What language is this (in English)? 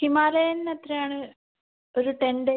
Malayalam